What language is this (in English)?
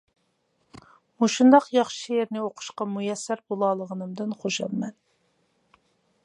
Uyghur